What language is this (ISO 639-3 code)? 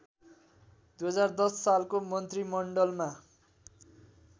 nep